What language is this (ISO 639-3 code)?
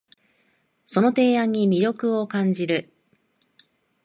jpn